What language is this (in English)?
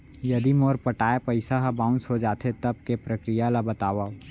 Chhattisgarhi